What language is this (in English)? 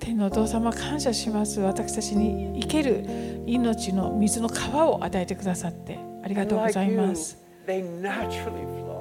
Japanese